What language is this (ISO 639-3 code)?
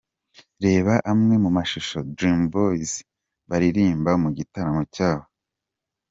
kin